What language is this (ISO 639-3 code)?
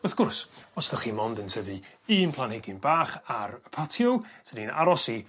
cym